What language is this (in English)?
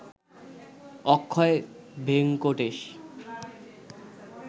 Bangla